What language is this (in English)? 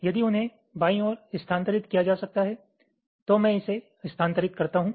Hindi